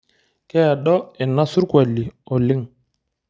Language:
Masai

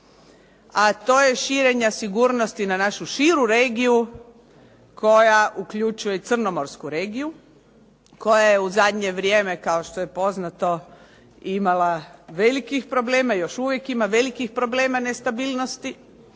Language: Croatian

